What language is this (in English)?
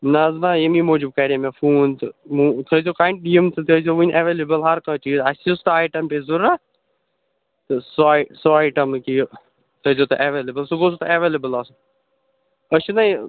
Kashmiri